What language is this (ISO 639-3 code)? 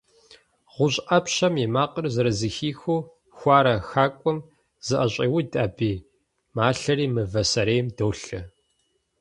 kbd